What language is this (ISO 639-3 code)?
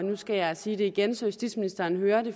dan